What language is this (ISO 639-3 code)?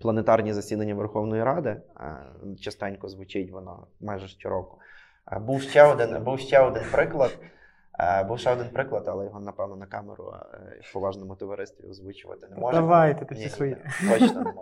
ukr